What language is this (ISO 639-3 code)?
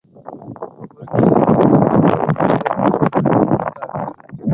tam